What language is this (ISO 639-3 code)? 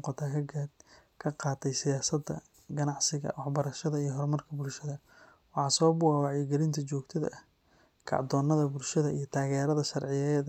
som